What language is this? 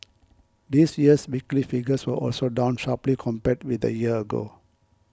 English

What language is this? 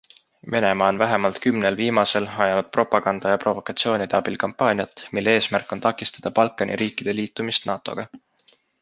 Estonian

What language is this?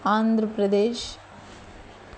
Telugu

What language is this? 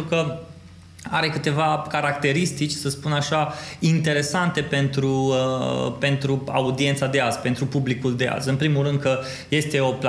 Romanian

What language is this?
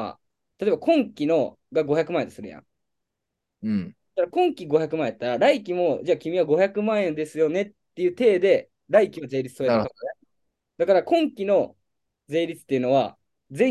Japanese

